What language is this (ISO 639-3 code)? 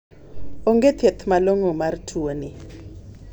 luo